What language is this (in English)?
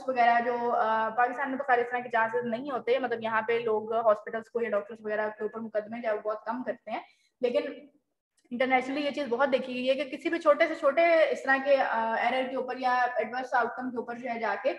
Hindi